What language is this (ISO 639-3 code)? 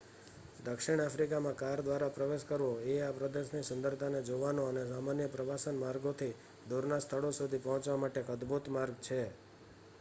guj